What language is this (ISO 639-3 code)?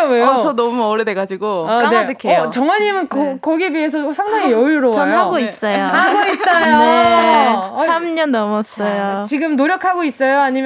kor